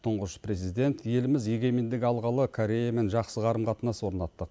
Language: Kazakh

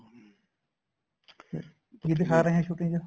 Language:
Punjabi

